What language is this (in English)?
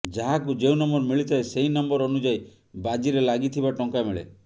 Odia